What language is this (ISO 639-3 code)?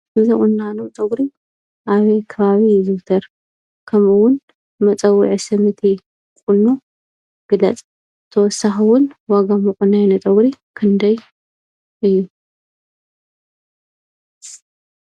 tir